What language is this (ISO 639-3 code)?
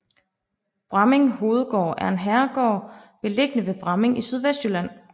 dan